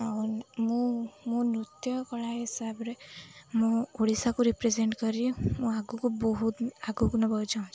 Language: Odia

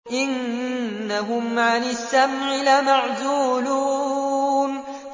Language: Arabic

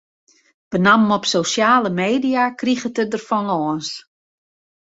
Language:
Western Frisian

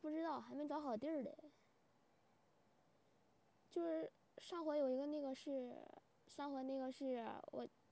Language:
Chinese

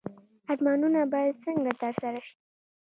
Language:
Pashto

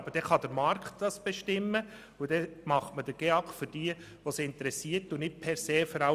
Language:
Swiss German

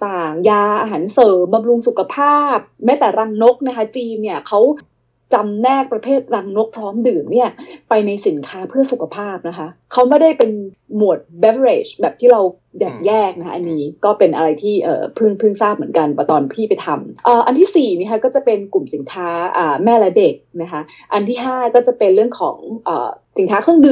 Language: Thai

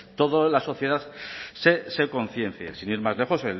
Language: Spanish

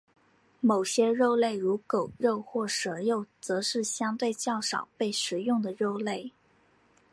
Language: Chinese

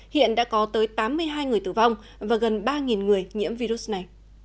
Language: Vietnamese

